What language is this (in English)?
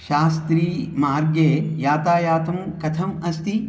Sanskrit